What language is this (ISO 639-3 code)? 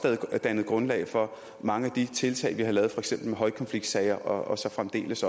dan